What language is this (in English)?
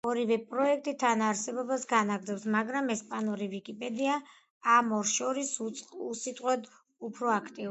Georgian